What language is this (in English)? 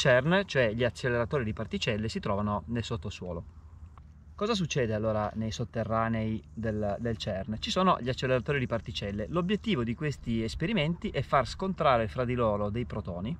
Italian